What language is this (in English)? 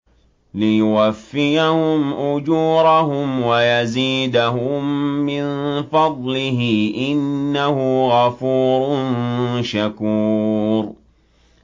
Arabic